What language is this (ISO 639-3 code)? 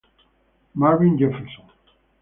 ita